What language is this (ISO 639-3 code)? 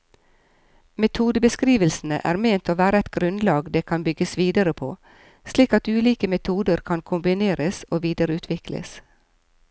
nor